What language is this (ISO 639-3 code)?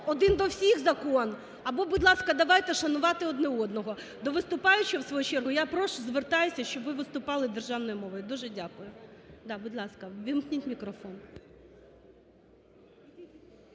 ukr